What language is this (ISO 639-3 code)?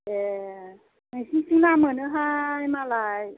brx